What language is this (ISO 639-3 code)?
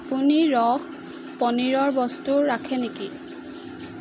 asm